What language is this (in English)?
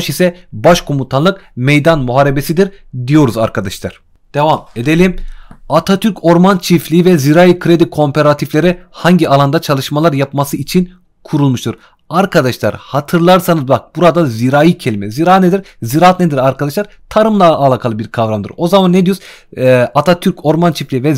Turkish